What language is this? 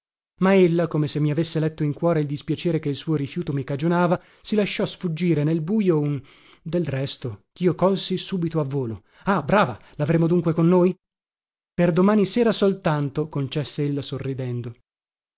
Italian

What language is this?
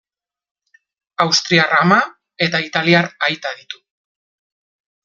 Basque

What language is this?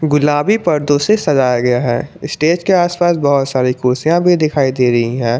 Hindi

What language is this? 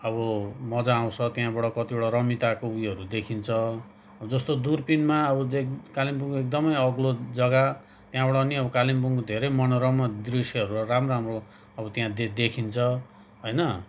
Nepali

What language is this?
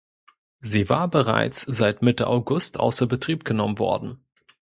German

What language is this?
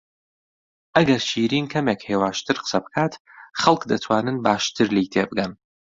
Central Kurdish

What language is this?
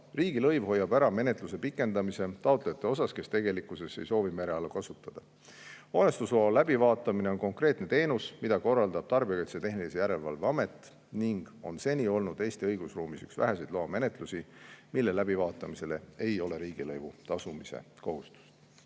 Estonian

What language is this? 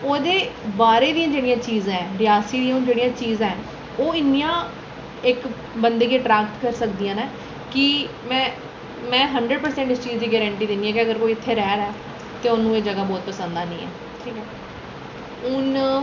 Dogri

